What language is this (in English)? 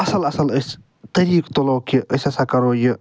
Kashmiri